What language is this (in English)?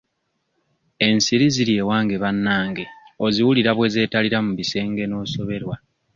Ganda